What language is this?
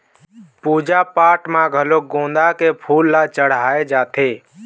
Chhattisgarhi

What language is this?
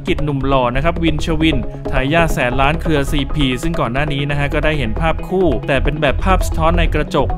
Thai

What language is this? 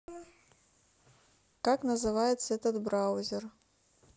Russian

